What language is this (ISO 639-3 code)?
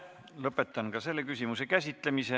est